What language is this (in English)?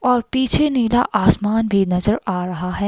Hindi